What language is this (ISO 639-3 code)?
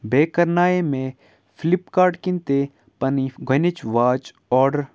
kas